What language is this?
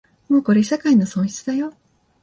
Japanese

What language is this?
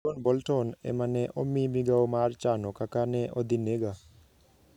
Luo (Kenya and Tanzania)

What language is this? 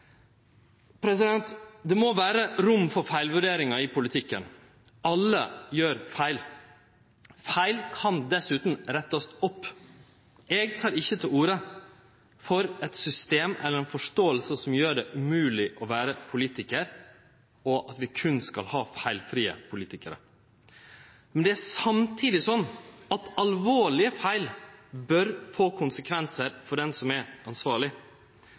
Norwegian Nynorsk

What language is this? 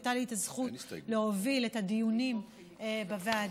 Hebrew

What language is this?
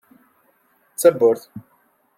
Kabyle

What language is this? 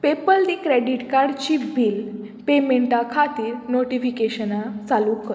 Konkani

